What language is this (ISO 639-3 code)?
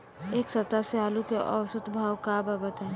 bho